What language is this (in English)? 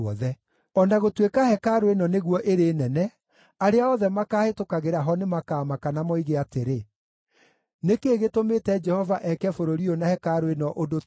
Kikuyu